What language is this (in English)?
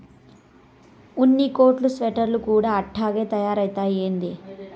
Telugu